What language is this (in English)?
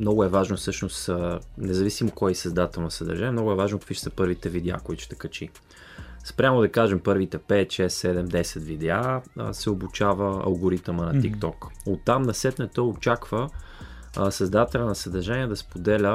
Bulgarian